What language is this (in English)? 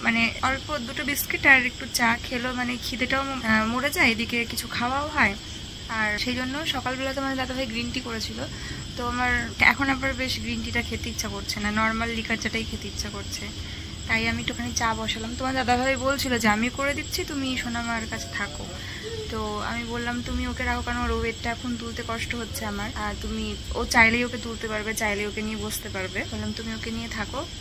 Bangla